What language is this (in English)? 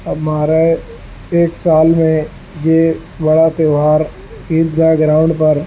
Urdu